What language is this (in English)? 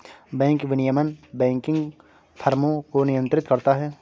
Hindi